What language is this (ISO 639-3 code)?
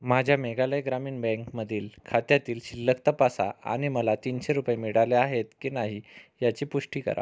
mar